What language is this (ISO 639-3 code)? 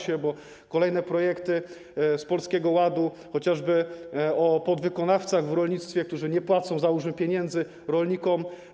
pol